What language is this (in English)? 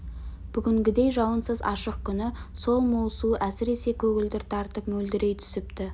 Kazakh